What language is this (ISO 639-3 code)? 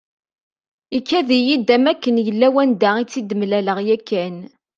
kab